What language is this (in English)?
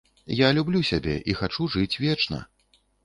Belarusian